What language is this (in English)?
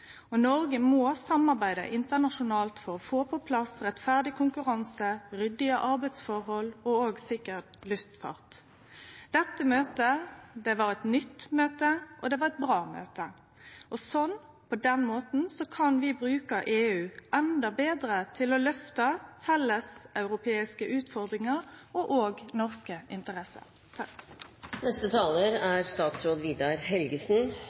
Norwegian Nynorsk